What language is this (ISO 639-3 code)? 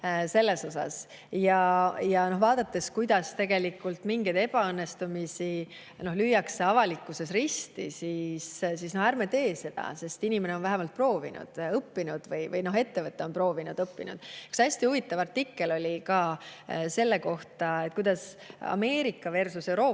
est